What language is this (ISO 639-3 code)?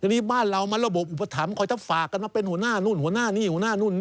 tha